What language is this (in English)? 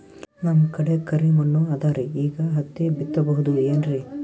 Kannada